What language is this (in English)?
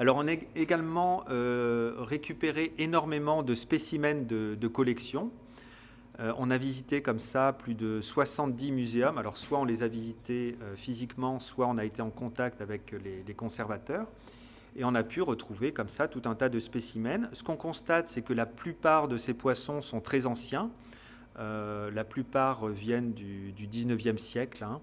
French